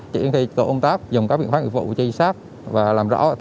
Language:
Vietnamese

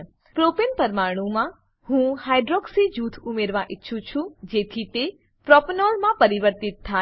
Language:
Gujarati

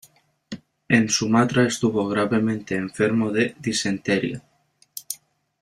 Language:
Spanish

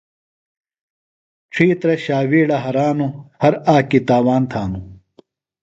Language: Phalura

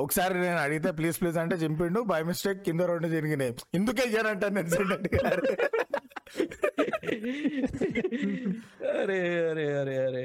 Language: Telugu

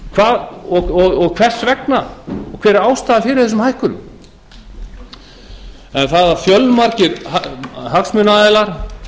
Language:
Icelandic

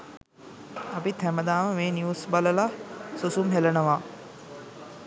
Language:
Sinhala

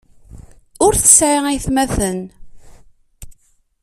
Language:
Kabyle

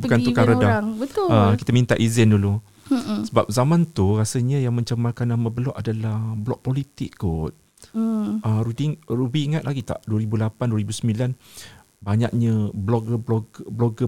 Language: Malay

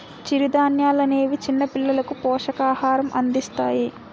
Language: Telugu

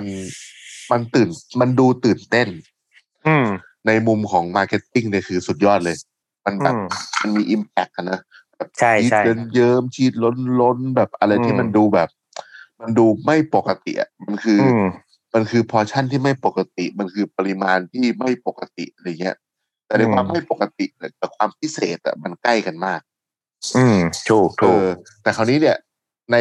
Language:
Thai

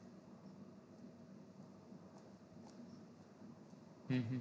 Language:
Gujarati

